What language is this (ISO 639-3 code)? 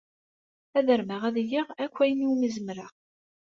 kab